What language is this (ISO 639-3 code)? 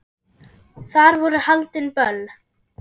isl